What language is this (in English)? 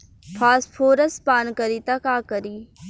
Bhojpuri